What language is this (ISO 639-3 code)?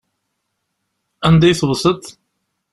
kab